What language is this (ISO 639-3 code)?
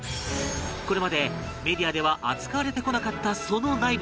jpn